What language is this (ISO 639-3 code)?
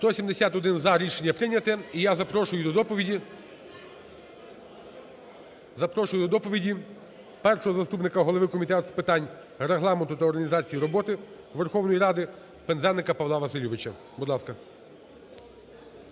ukr